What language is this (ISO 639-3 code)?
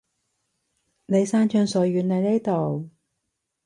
yue